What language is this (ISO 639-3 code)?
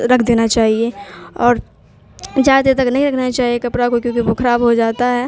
urd